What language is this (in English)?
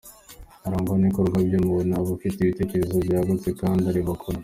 Kinyarwanda